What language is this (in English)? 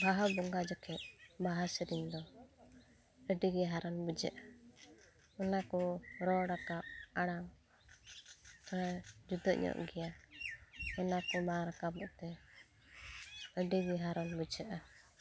Santali